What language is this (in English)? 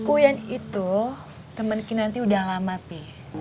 Indonesian